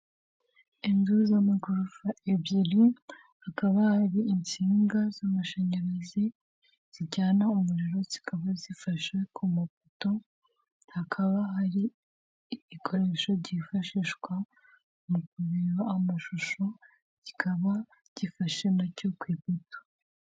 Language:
Kinyarwanda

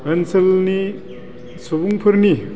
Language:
Bodo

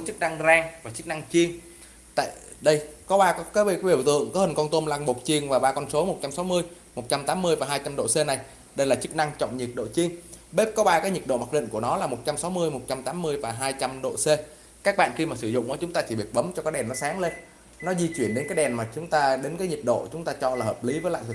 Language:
Vietnamese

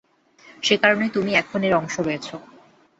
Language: Bangla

